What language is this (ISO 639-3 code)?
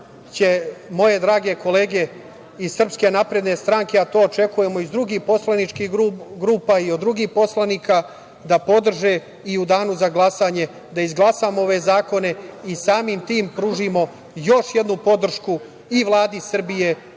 srp